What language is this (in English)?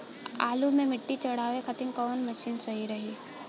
Bhojpuri